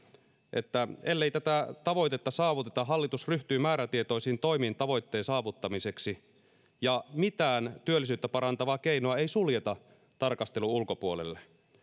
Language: Finnish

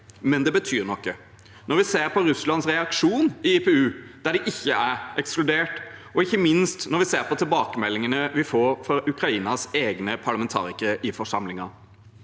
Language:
Norwegian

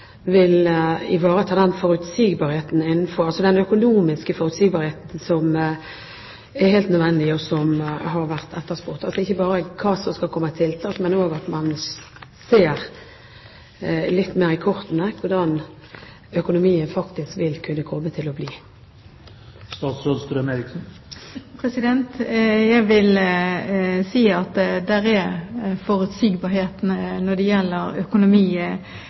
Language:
Norwegian Bokmål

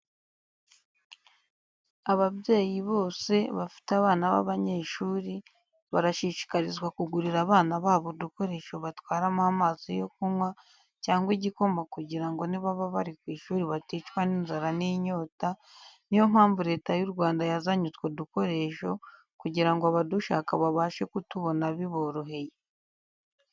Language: Kinyarwanda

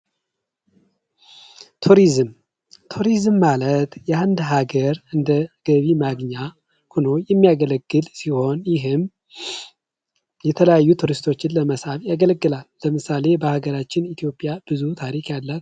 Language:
Amharic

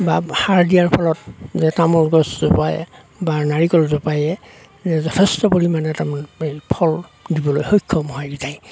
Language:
Assamese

